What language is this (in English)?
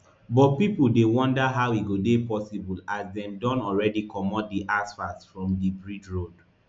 Nigerian Pidgin